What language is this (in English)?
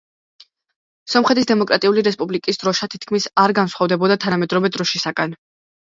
Georgian